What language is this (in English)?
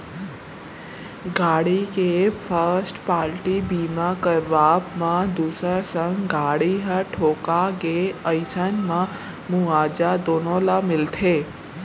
Chhattisgarhi